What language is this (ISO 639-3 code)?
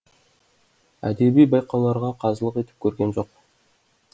kaz